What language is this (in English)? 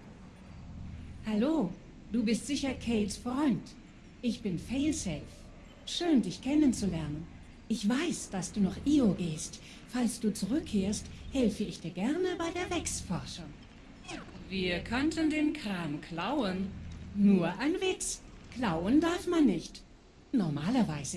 German